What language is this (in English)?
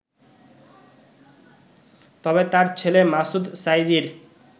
Bangla